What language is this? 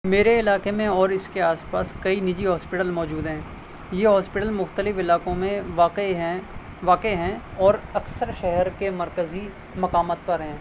Urdu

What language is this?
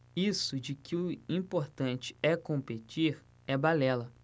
Portuguese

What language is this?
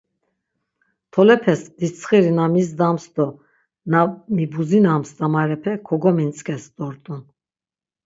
Laz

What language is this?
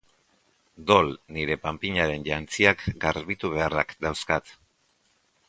Basque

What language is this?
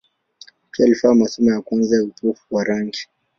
Swahili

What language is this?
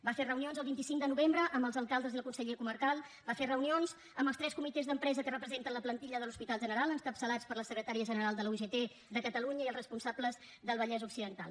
Catalan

